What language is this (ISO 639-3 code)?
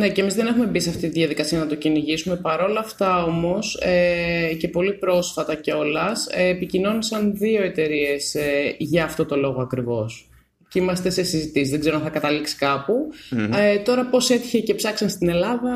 ell